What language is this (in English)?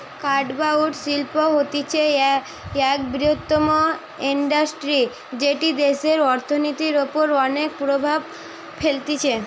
Bangla